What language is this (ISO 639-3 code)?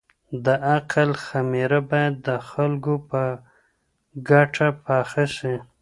pus